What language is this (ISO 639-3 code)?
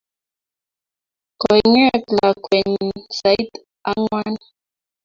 kln